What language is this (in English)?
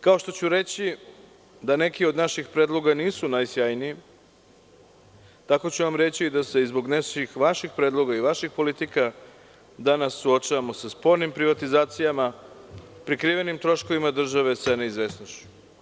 Serbian